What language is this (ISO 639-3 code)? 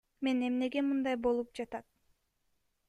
kir